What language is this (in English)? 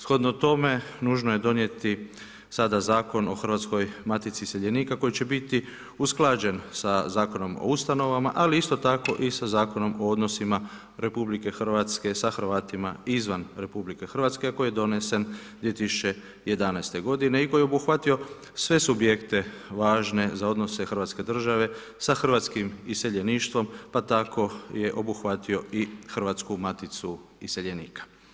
Croatian